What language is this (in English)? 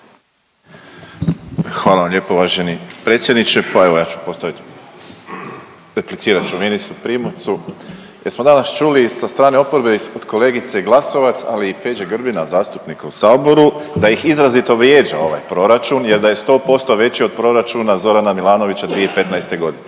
Croatian